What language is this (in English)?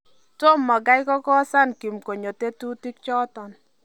Kalenjin